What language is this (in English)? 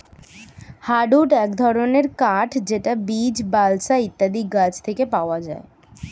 Bangla